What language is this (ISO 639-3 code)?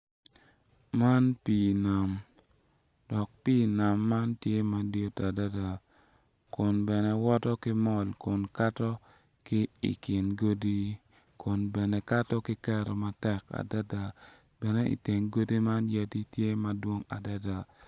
ach